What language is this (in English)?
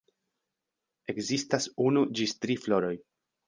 Esperanto